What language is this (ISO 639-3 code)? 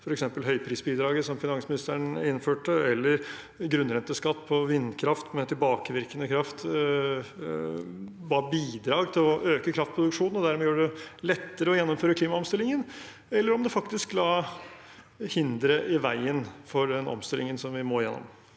nor